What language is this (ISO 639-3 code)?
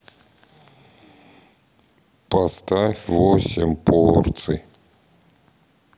rus